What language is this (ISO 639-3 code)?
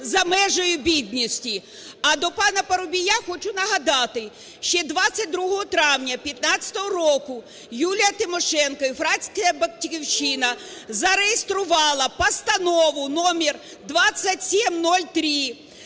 ukr